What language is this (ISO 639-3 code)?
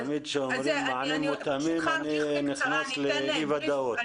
heb